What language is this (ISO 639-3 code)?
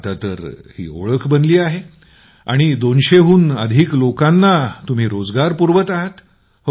mar